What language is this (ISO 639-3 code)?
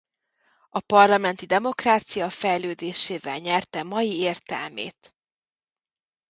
hun